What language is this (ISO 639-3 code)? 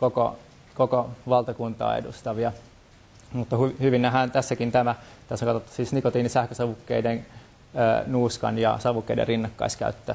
fin